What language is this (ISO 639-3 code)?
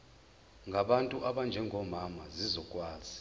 zul